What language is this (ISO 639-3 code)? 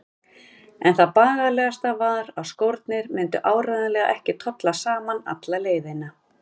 isl